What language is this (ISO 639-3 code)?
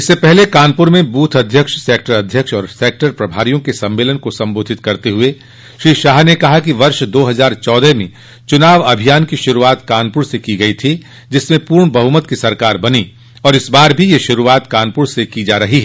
hin